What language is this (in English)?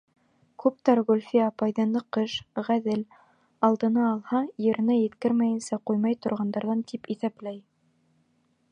Bashkir